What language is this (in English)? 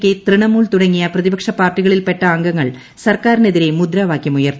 Malayalam